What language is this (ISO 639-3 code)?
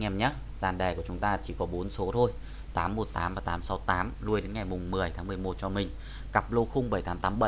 vie